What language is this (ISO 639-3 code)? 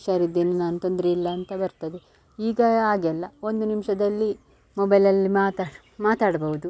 kan